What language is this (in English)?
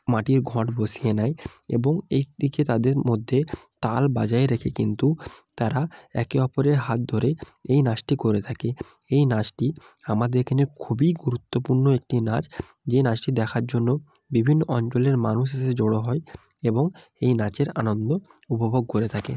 Bangla